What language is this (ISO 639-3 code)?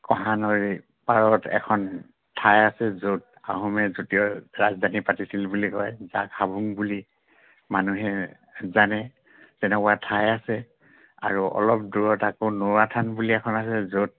asm